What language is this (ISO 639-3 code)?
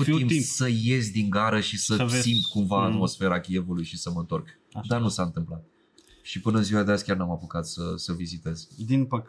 ron